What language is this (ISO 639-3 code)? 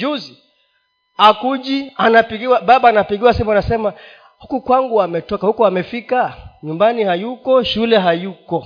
swa